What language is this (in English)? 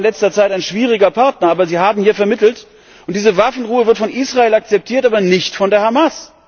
German